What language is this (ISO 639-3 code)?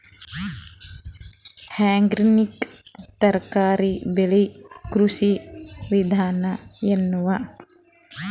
kan